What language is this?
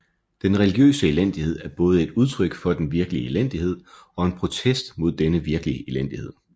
Danish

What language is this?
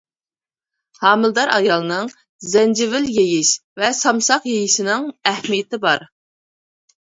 Uyghur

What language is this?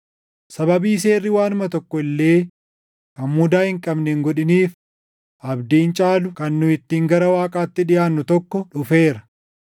Oromo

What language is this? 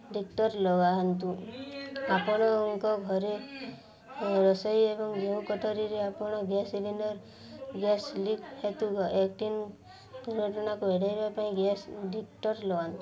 Odia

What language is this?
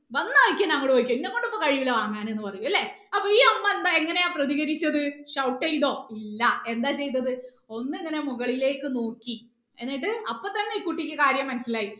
Malayalam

